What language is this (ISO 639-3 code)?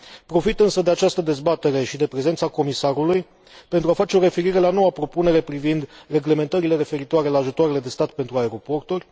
ron